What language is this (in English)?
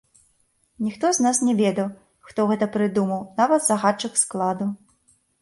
Belarusian